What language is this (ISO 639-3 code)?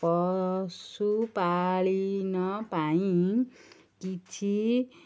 ori